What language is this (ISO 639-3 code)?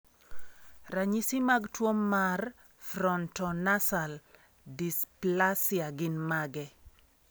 luo